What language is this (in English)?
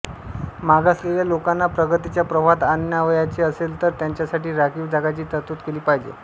Marathi